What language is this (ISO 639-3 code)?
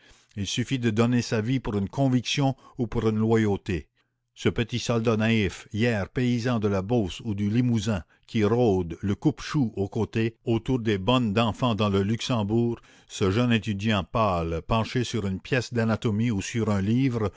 fra